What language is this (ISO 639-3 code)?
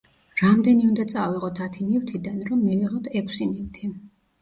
kat